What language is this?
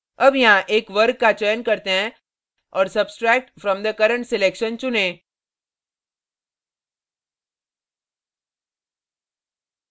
Hindi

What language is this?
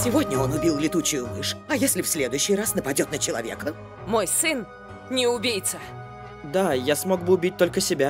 Russian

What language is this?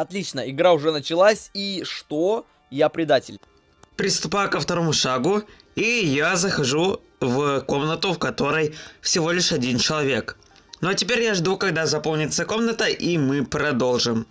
Russian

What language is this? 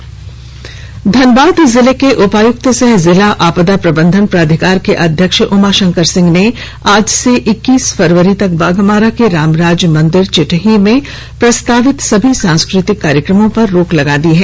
Hindi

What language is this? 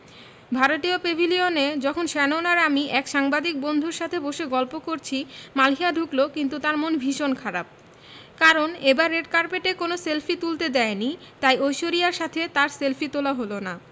Bangla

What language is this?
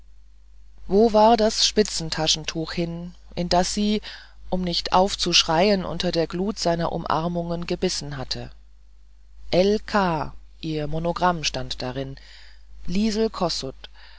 German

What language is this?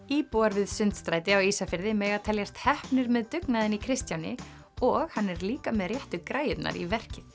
Icelandic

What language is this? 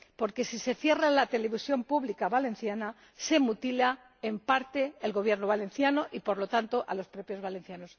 Spanish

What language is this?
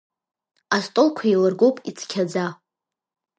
Abkhazian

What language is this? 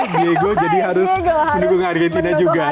Indonesian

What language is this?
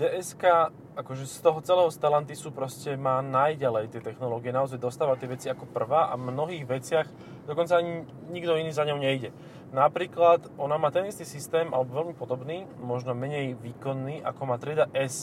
Slovak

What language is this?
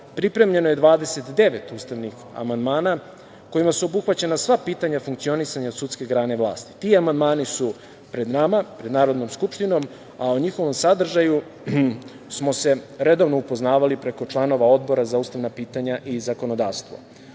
Serbian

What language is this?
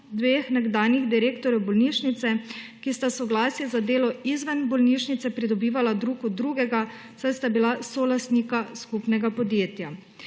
Slovenian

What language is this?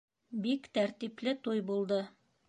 Bashkir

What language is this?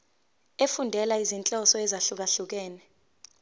Zulu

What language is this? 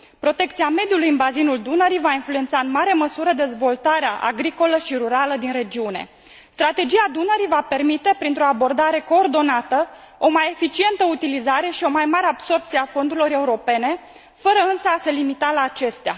Romanian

